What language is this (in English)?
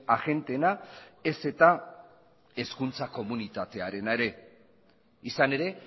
Basque